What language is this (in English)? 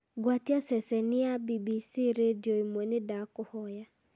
Kikuyu